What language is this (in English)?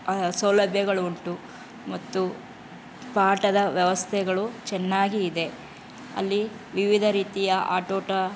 Kannada